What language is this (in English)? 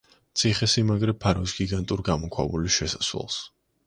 Georgian